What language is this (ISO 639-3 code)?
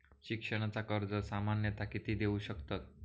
mar